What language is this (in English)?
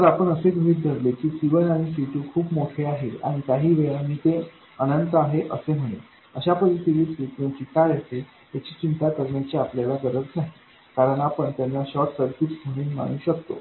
Marathi